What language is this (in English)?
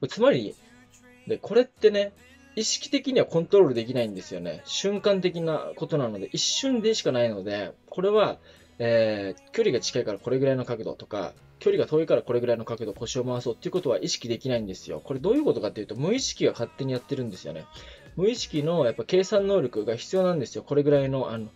Japanese